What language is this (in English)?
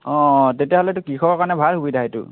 Assamese